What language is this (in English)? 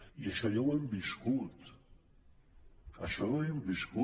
Catalan